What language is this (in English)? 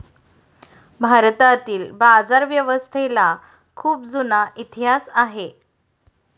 Marathi